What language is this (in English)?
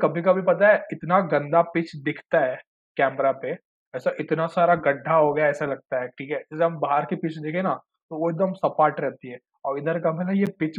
Hindi